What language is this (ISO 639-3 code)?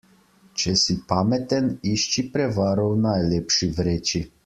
slv